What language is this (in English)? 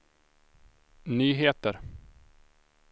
Swedish